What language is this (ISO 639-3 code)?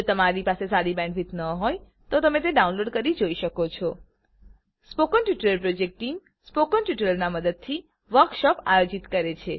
guj